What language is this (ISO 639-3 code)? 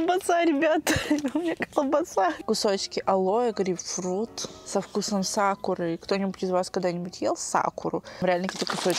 rus